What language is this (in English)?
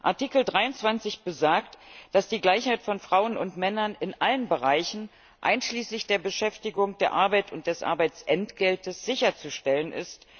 German